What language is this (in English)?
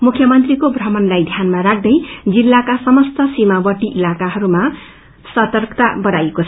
Nepali